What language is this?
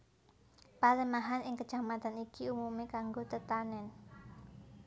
Javanese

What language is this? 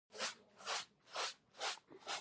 Pashto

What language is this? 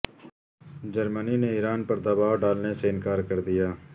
Urdu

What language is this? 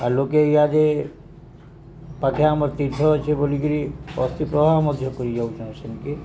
Odia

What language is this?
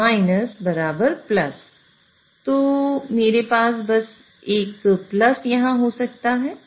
Hindi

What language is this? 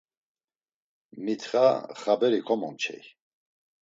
Laz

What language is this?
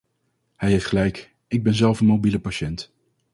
Dutch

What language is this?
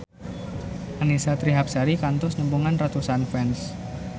Sundanese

